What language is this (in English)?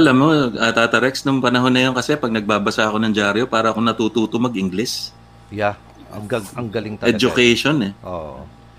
Filipino